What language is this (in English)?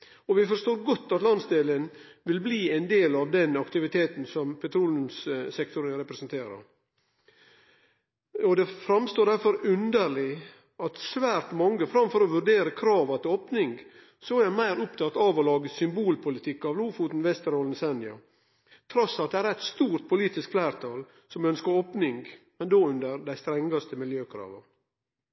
Norwegian Nynorsk